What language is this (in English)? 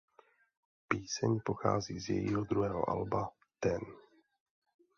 Czech